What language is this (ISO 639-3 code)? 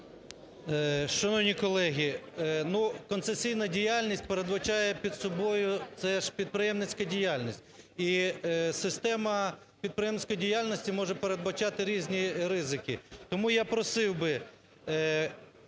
ukr